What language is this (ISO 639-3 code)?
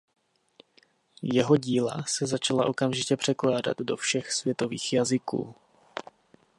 ces